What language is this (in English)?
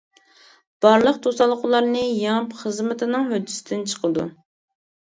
Uyghur